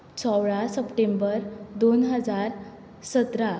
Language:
Konkani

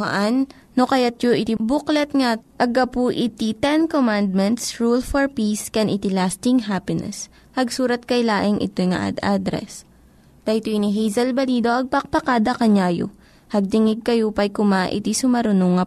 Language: Filipino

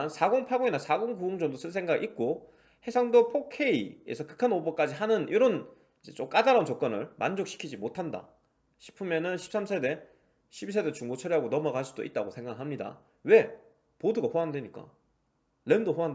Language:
Korean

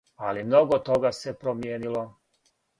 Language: Serbian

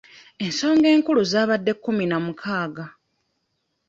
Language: Ganda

